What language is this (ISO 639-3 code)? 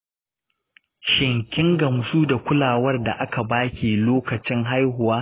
hau